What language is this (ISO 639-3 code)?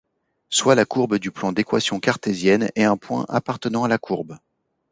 fra